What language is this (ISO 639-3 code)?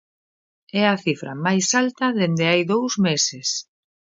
glg